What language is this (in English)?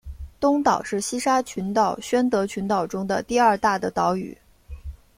Chinese